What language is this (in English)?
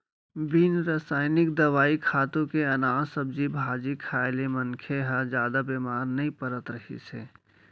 Chhattisgarhi